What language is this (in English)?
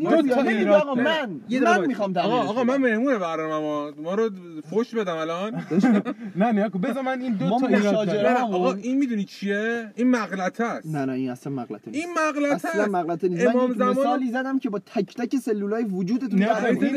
Persian